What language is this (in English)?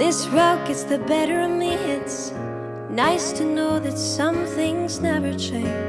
Japanese